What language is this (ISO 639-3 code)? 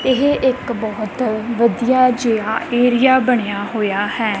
pan